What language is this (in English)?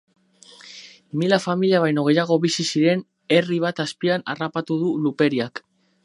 Basque